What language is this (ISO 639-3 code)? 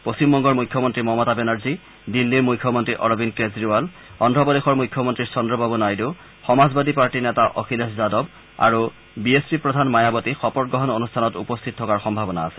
asm